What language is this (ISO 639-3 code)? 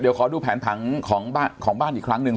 tha